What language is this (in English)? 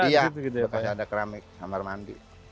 Indonesian